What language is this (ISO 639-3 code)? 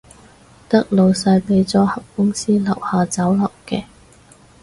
yue